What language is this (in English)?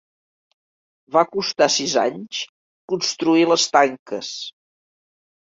Catalan